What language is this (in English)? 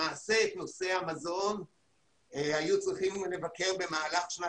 Hebrew